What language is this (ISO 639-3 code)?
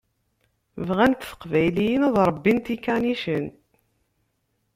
kab